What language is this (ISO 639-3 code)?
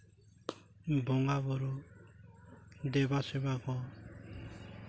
sat